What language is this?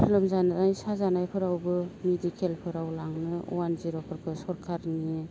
Bodo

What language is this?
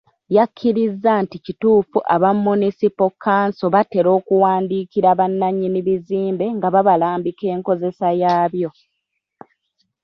Ganda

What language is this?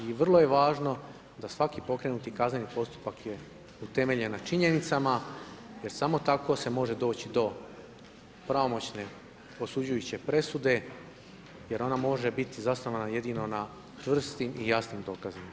Croatian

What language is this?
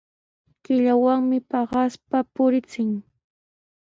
Sihuas Ancash Quechua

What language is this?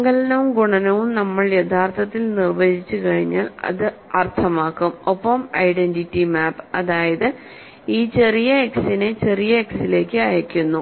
Malayalam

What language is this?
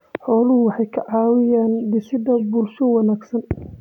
Somali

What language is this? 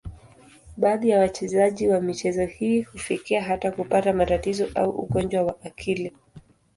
Swahili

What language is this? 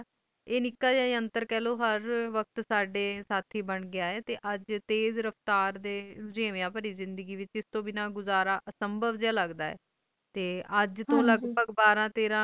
Punjabi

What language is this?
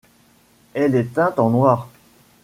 French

